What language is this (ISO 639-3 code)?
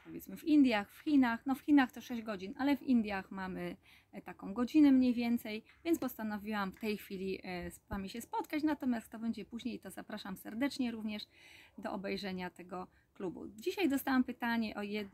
pol